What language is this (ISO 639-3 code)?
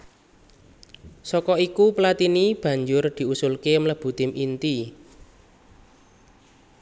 jav